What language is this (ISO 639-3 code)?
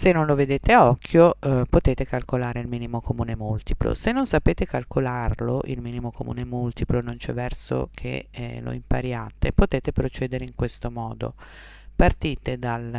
ita